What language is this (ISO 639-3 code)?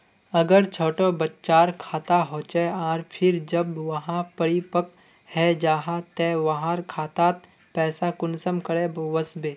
mag